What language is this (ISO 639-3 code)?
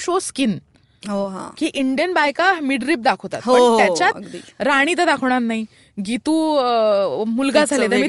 mar